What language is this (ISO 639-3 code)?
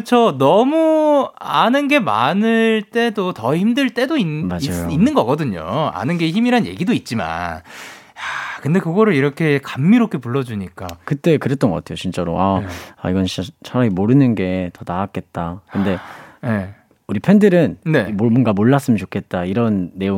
kor